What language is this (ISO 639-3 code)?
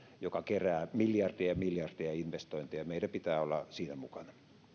fin